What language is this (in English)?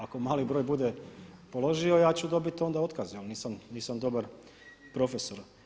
Croatian